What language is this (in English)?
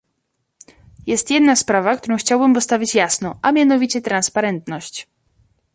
Polish